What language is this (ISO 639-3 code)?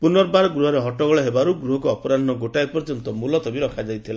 ori